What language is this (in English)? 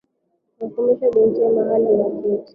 Swahili